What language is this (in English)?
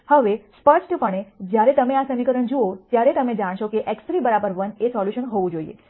Gujarati